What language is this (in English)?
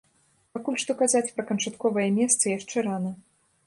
Belarusian